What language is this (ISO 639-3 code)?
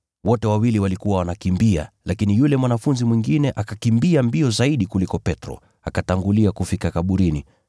swa